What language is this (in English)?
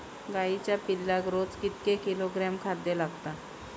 Marathi